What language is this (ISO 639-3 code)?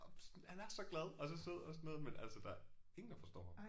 dan